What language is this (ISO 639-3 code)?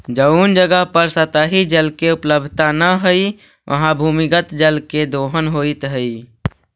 mag